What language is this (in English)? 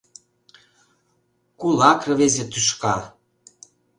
Mari